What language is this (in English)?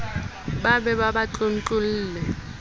Southern Sotho